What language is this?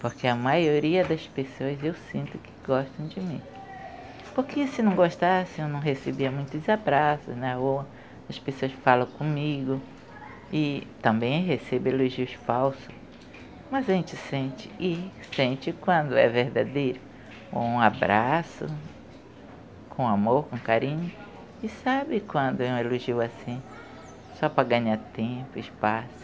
Portuguese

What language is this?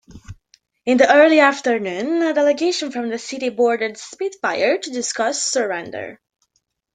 English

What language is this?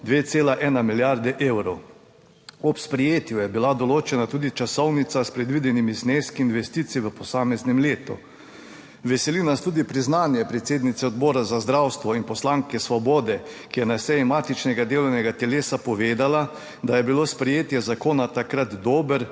Slovenian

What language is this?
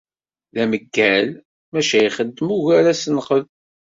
Kabyle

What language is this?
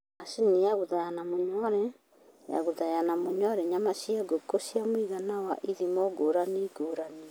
Kikuyu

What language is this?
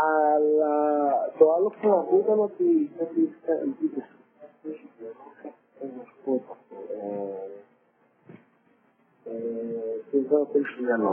Greek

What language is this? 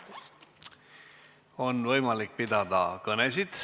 Estonian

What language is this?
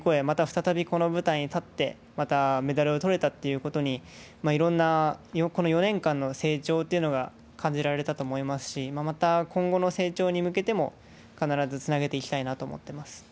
Japanese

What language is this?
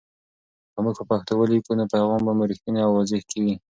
Pashto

